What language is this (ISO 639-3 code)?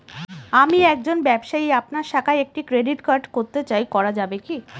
ben